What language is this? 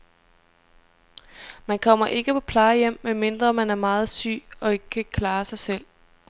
Danish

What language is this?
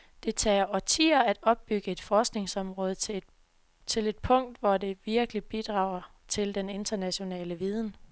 Danish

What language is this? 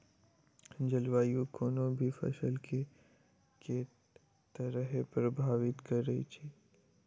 Maithili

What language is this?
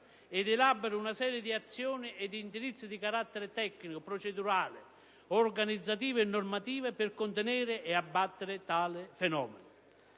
Italian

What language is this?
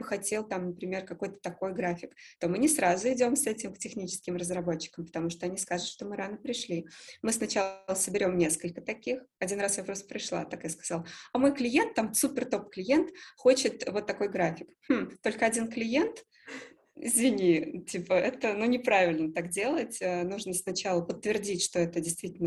Russian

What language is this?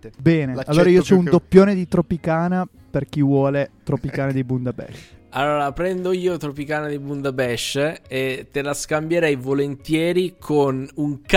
Italian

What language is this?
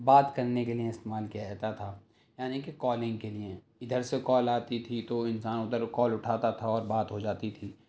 Urdu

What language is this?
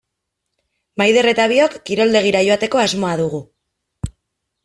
Basque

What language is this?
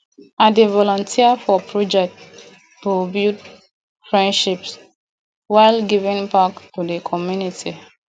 Nigerian Pidgin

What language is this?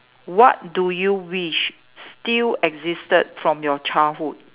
English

